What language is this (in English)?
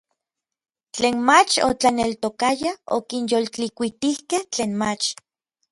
Orizaba Nahuatl